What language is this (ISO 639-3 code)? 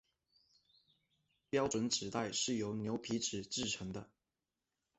zho